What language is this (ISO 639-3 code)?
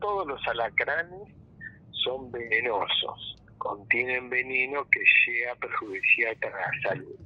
spa